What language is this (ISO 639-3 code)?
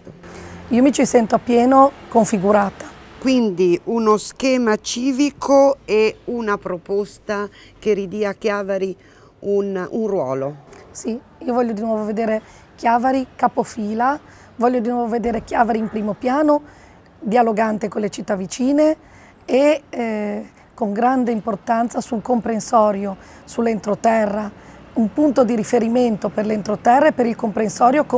ita